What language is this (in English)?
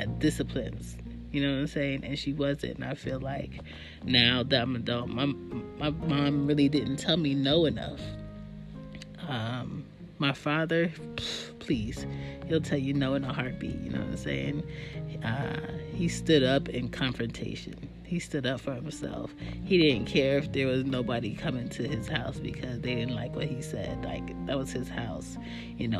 English